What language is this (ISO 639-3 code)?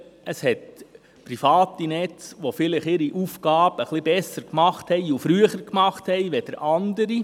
gsw